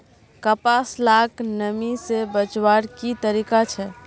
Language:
Magahi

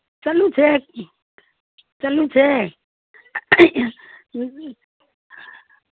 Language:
Manipuri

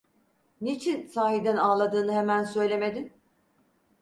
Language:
Turkish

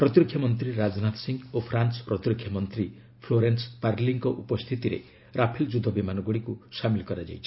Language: Odia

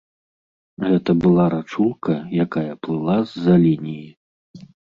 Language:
Belarusian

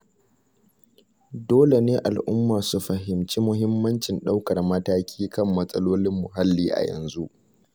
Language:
Hausa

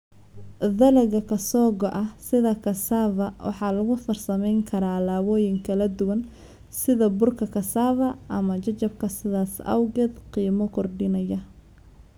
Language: Somali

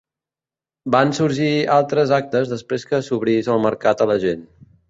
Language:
Catalan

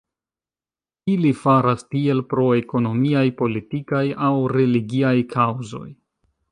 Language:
Esperanto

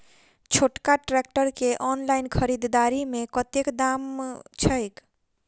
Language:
Maithili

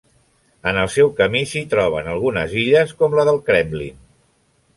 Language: Catalan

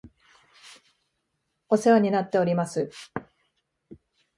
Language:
Japanese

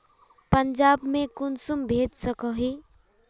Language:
Magahi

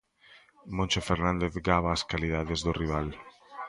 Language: Galician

